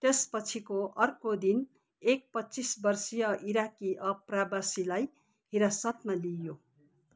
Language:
Nepali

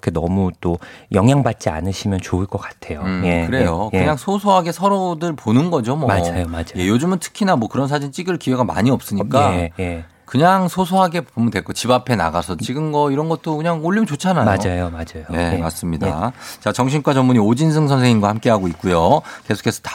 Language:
Korean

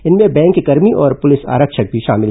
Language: Hindi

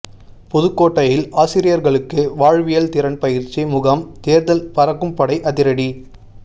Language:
Tamil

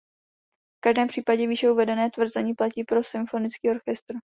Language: Czech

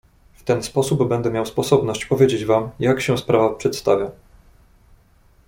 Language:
Polish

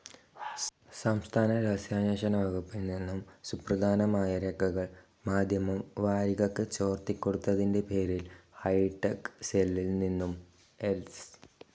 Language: Malayalam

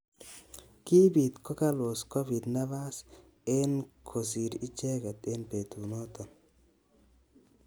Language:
Kalenjin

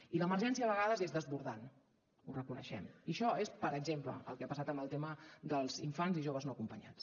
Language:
Catalan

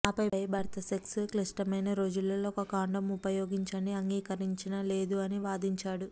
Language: Telugu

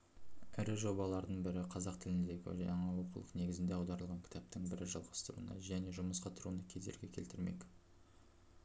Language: Kazakh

